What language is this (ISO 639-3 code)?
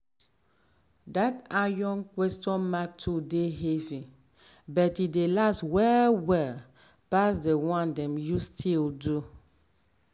pcm